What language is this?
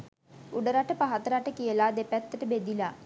Sinhala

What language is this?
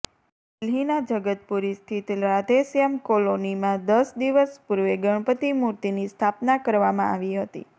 Gujarati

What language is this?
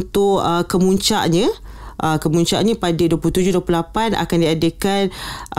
Malay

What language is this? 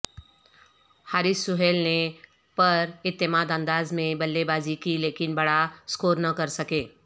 Urdu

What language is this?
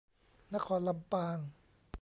Thai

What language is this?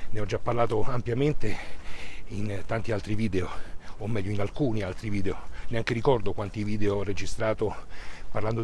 Italian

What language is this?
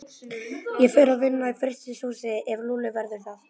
Icelandic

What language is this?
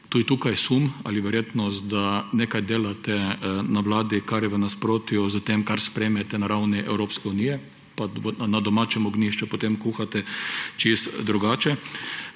Slovenian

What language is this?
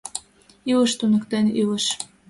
Mari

